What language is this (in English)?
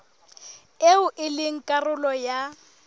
Southern Sotho